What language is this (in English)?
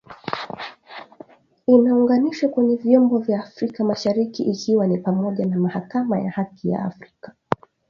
Swahili